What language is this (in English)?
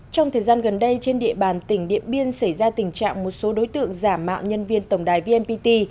Vietnamese